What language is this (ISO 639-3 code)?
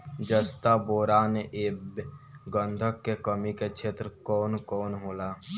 bho